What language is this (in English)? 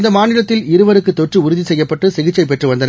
Tamil